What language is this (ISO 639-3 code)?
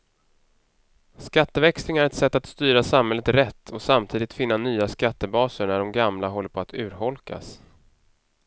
swe